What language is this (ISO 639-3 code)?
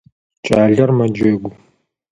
ady